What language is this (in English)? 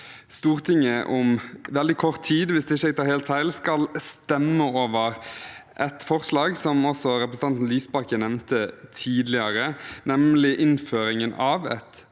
Norwegian